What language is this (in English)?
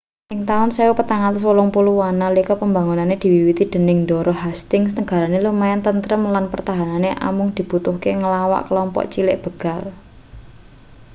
Javanese